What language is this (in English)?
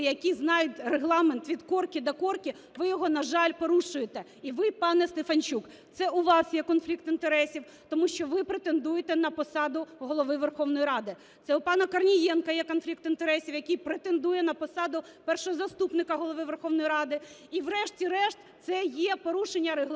Ukrainian